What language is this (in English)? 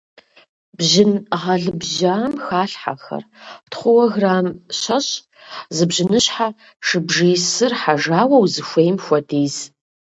Kabardian